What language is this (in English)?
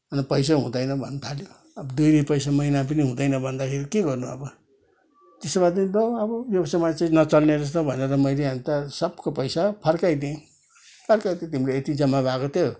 Nepali